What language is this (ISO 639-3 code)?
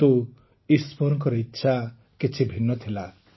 ori